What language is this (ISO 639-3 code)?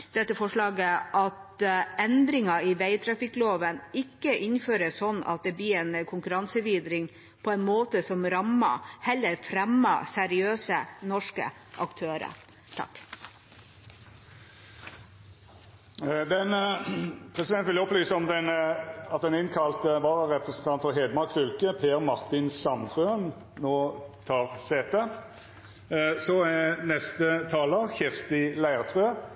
nor